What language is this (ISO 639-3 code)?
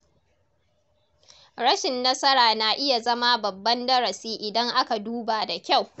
hau